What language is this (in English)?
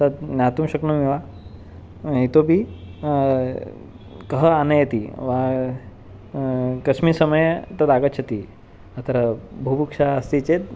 Sanskrit